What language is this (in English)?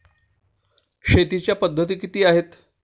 Marathi